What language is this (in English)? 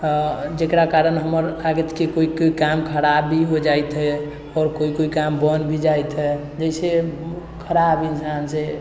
Maithili